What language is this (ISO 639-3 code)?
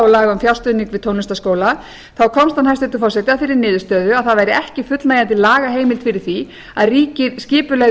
isl